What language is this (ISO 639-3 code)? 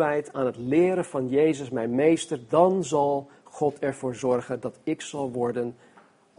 nld